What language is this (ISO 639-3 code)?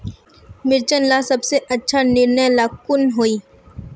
mag